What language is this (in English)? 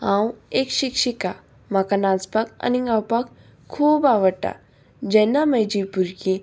Konkani